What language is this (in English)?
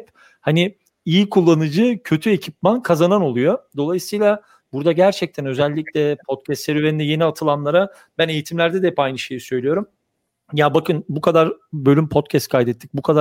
Turkish